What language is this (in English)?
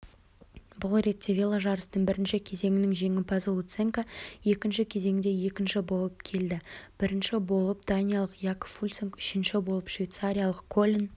Kazakh